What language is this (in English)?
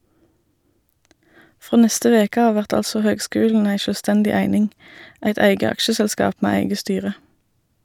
Norwegian